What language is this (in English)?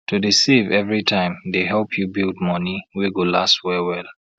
Nigerian Pidgin